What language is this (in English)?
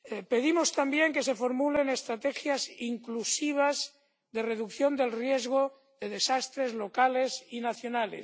Spanish